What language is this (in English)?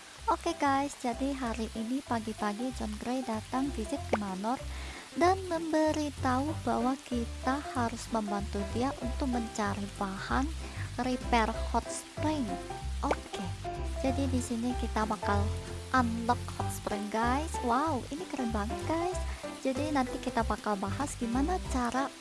Indonesian